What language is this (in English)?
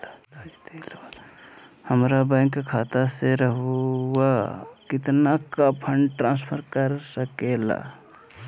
Magahi